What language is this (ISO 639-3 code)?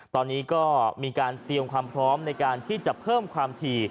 tha